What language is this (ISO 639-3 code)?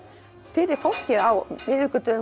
isl